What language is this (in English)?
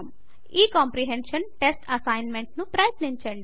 Telugu